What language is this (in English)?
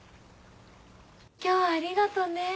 Japanese